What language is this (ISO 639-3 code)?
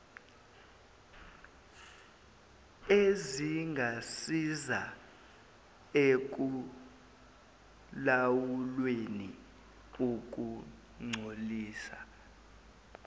zul